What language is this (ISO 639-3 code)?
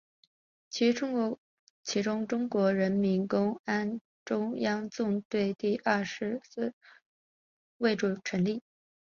zho